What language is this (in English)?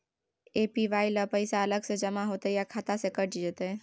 Maithili